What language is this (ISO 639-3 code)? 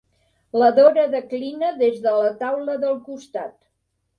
cat